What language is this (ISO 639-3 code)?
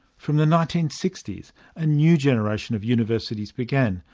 eng